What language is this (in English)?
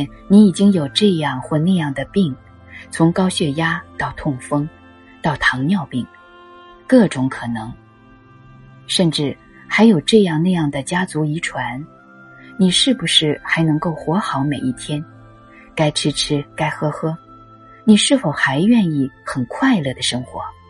Chinese